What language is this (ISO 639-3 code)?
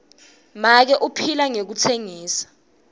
ssw